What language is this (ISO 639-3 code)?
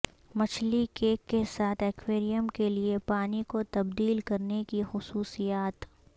urd